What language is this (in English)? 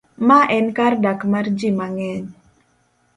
Luo (Kenya and Tanzania)